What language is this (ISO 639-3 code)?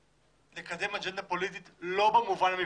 heb